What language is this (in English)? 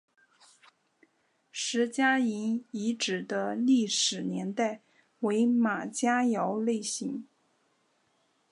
Chinese